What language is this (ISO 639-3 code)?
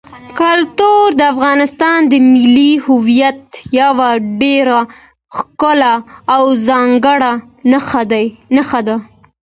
pus